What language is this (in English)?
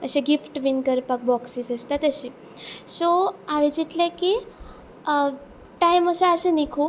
Konkani